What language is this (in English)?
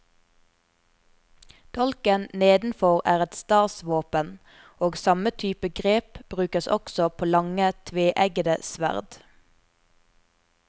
Norwegian